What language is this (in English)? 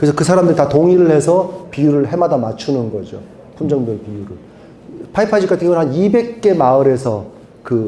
Korean